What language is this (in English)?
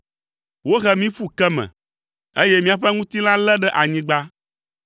Ewe